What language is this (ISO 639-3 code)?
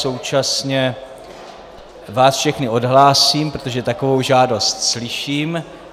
ces